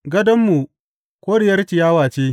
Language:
Hausa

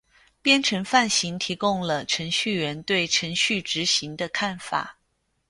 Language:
Chinese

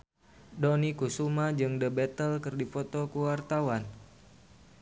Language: Sundanese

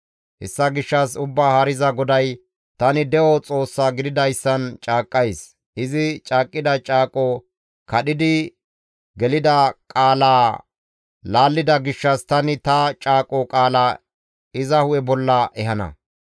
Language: Gamo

